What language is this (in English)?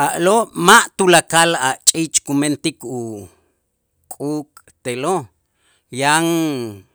Itzá